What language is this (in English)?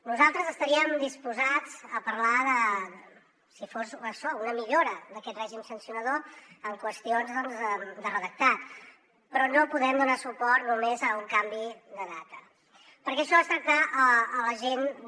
Catalan